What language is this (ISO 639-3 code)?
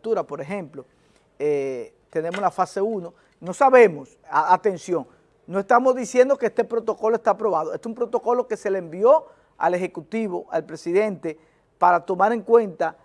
spa